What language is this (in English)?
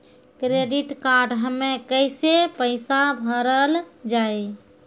Maithili